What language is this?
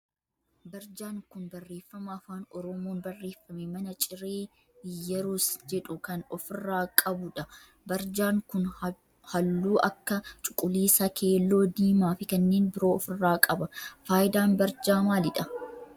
Oromo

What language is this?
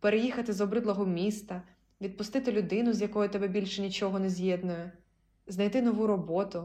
Ukrainian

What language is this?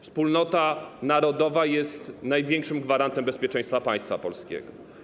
Polish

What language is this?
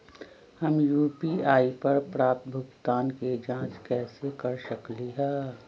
Magahi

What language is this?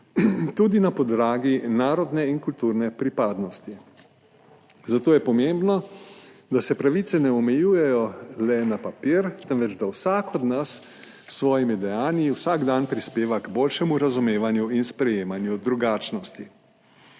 Slovenian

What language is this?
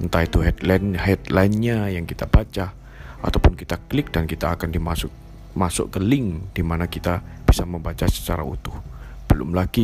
Indonesian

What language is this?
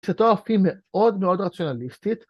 Hebrew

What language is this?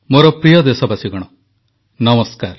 Odia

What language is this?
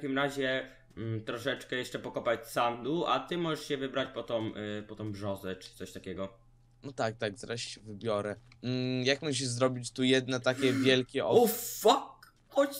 Polish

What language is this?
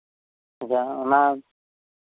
Santali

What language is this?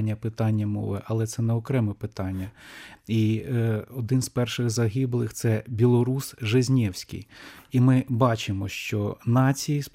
Ukrainian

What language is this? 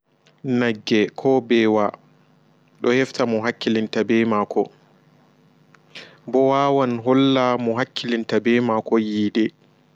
Fula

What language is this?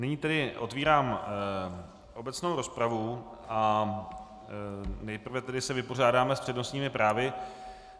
Czech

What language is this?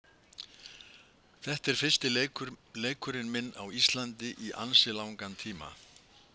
Icelandic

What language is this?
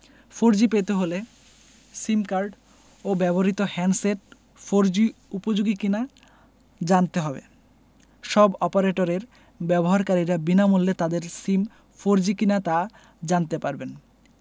Bangla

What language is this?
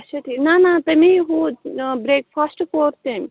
Kashmiri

